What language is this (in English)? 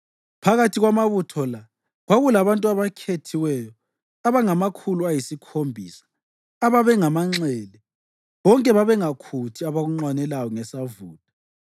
North Ndebele